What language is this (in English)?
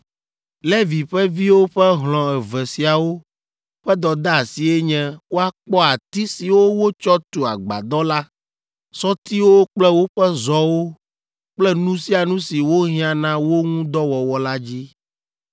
Ewe